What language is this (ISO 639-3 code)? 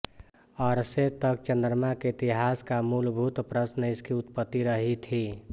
hin